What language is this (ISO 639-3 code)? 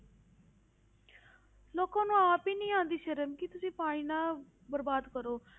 pan